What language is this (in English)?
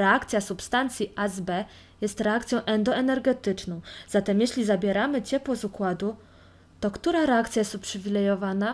Polish